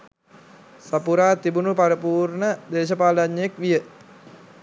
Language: Sinhala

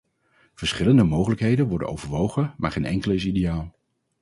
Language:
Dutch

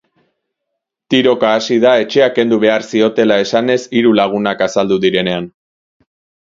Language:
Basque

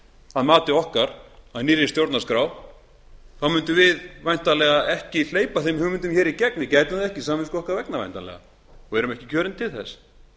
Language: Icelandic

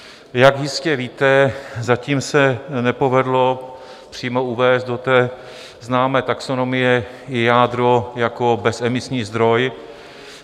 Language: Czech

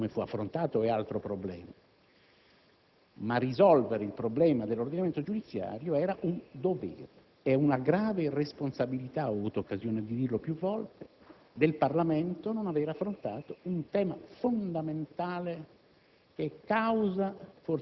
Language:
Italian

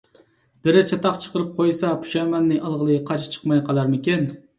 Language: Uyghur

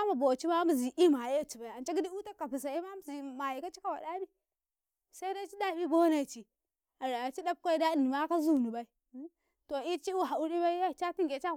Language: Karekare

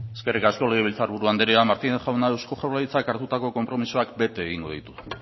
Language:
Basque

